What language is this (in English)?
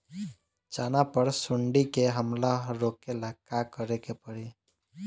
Bhojpuri